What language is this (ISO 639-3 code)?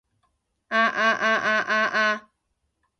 yue